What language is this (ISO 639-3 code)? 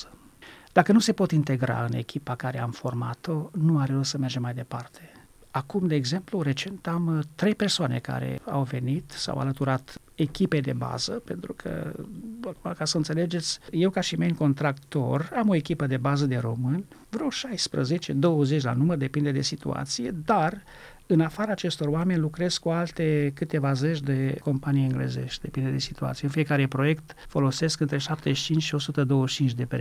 ron